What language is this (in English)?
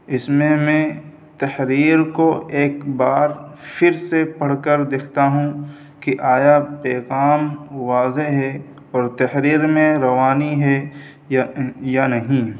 Urdu